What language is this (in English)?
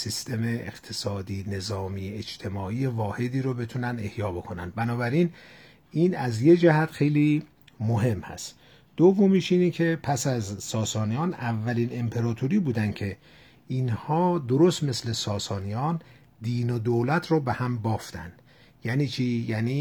Persian